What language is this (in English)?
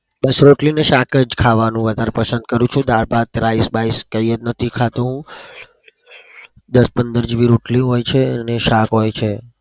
Gujarati